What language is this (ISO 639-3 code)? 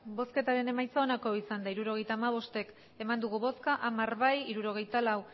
eus